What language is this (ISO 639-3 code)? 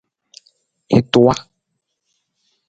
nmz